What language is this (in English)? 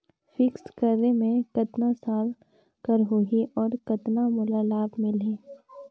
Chhattisgarhi